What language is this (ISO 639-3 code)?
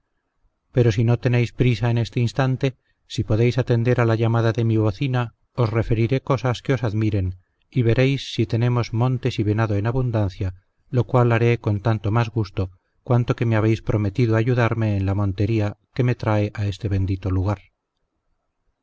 spa